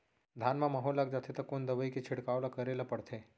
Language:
Chhattisgarhi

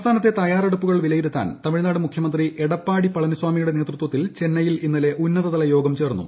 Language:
Malayalam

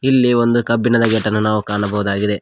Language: Kannada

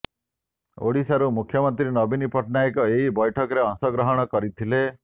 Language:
Odia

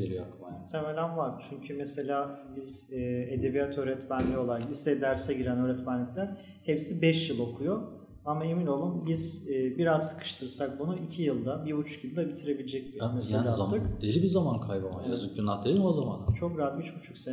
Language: Turkish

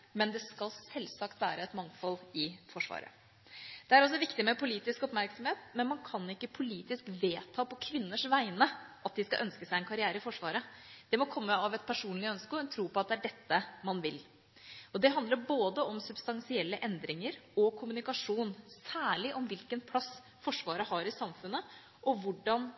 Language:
Norwegian Bokmål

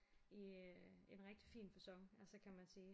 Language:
Danish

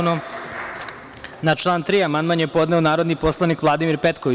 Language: Serbian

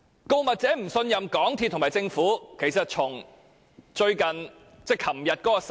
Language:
Cantonese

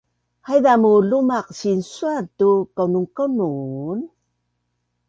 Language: Bunun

